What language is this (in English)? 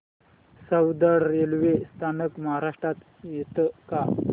Marathi